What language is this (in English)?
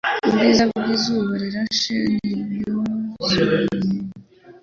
Kinyarwanda